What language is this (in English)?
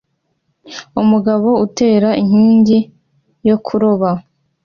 Kinyarwanda